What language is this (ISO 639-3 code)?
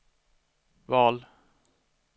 swe